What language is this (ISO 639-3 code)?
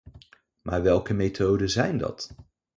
nld